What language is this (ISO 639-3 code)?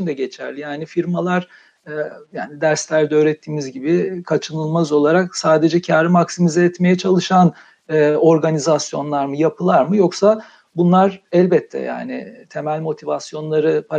tur